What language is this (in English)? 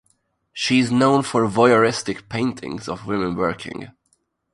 English